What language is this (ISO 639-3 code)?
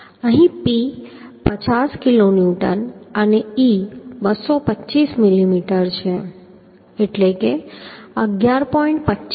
guj